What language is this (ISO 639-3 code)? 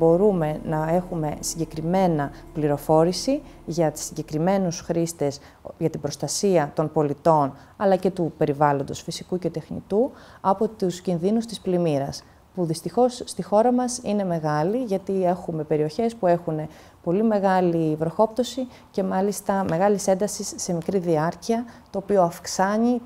ell